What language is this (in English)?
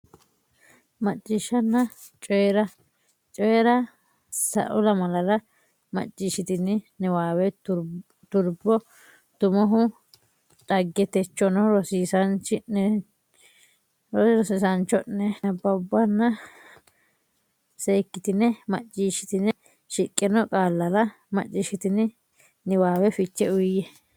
Sidamo